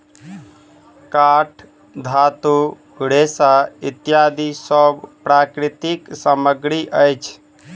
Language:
Maithili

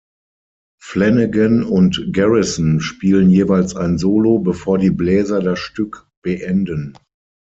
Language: German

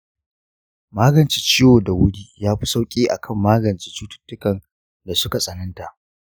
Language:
Hausa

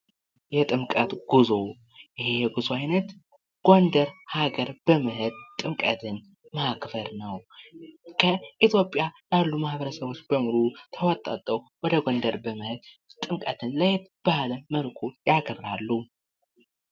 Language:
Amharic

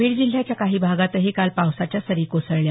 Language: Marathi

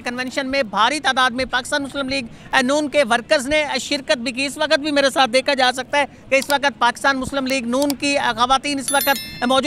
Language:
Hindi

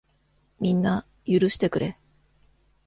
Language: Japanese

